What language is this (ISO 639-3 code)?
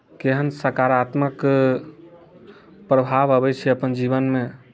mai